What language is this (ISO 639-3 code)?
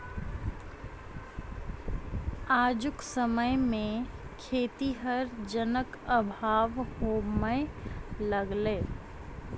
mai